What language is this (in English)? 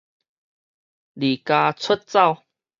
Min Nan Chinese